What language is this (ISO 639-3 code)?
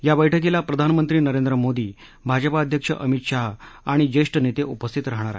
mar